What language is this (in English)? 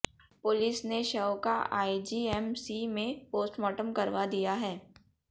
Hindi